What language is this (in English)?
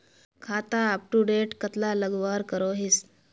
Magahi